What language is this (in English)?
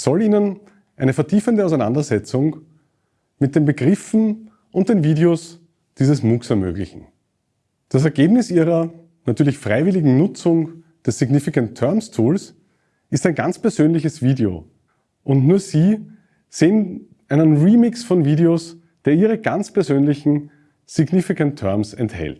German